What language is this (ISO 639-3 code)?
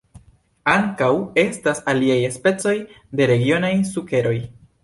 epo